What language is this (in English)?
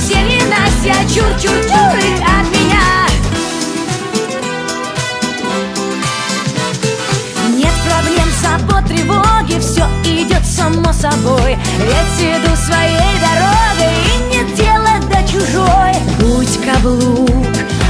Russian